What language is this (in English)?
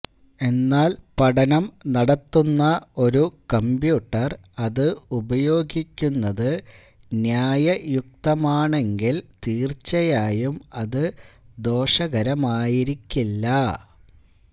Malayalam